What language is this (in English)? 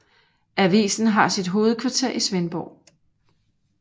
Danish